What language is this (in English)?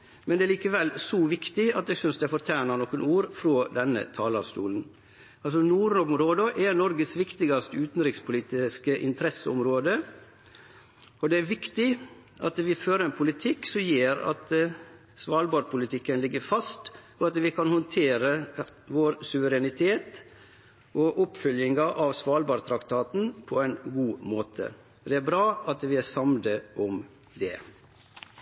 Norwegian Nynorsk